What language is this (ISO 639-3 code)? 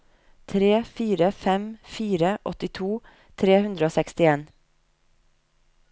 nor